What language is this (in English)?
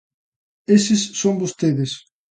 Galician